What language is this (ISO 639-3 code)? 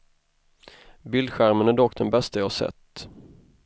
swe